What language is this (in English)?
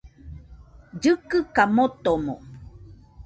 Nüpode Huitoto